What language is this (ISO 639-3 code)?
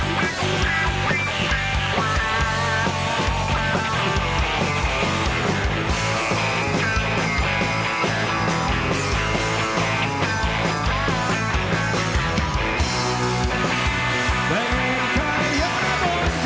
ind